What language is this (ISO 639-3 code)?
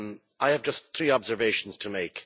eng